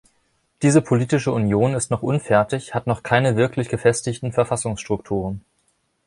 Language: German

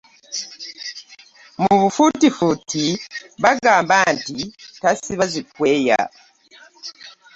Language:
Ganda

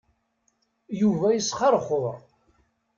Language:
Kabyle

